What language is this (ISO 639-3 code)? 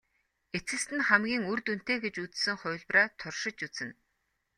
mon